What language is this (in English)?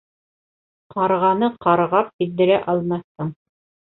Bashkir